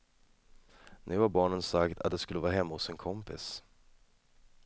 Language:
Swedish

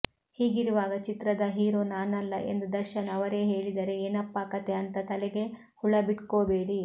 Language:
Kannada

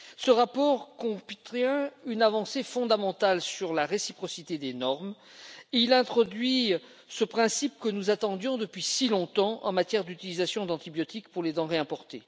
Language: French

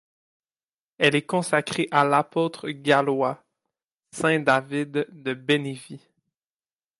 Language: French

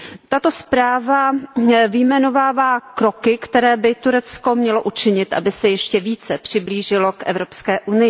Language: Czech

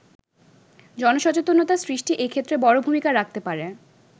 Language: Bangla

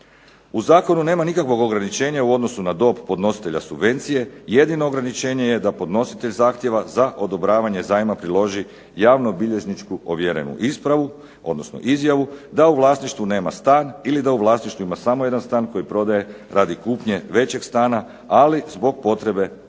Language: Croatian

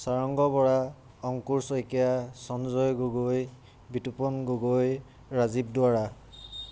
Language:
Assamese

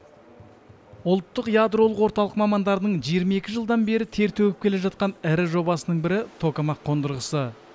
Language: Kazakh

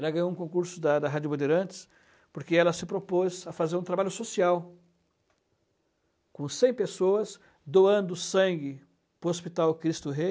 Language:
Portuguese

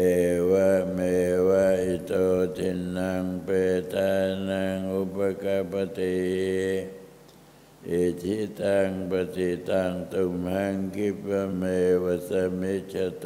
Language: Thai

